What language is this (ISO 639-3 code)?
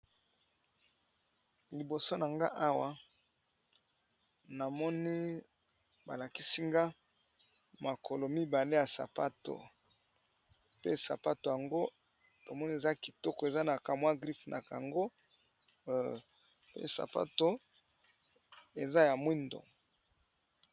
lin